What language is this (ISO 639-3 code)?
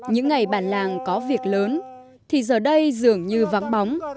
vie